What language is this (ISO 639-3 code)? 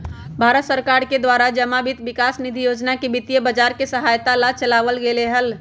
mag